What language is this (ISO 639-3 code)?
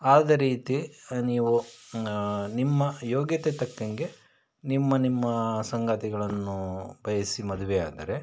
kan